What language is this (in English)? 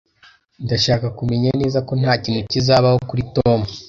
Kinyarwanda